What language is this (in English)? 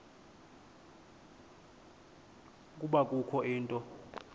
Xhosa